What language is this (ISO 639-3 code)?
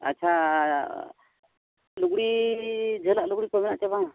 sat